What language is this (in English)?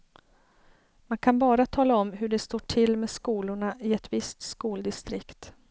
Swedish